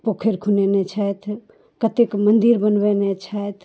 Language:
Maithili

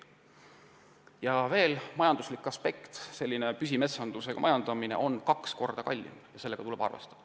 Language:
Estonian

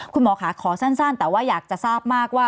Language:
Thai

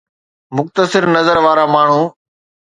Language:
Sindhi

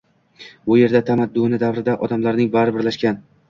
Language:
Uzbek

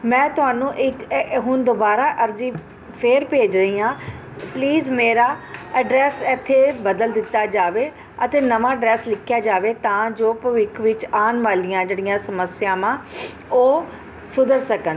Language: Punjabi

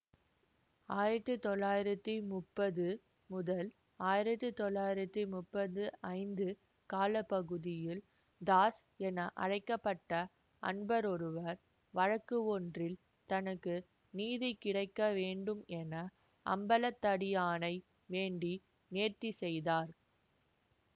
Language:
Tamil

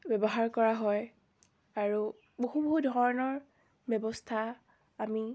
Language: Assamese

